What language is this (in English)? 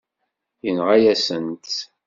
Kabyle